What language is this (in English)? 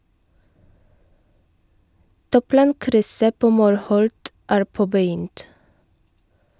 Norwegian